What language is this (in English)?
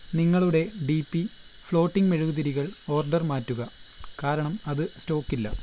Malayalam